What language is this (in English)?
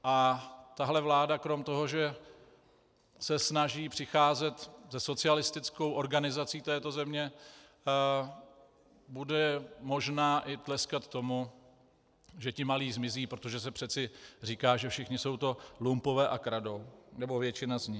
Czech